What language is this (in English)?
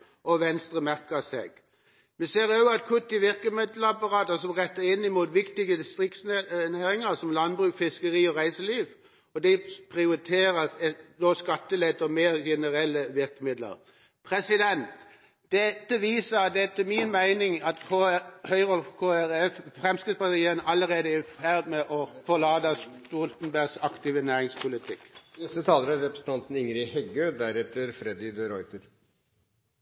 Norwegian